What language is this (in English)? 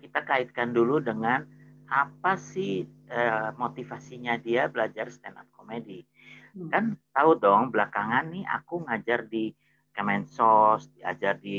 Indonesian